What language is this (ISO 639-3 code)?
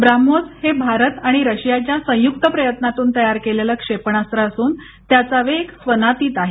mar